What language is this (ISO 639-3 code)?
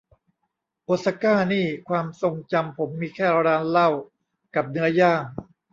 tha